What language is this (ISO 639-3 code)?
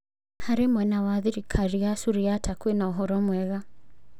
kik